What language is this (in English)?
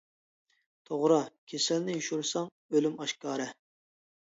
Uyghur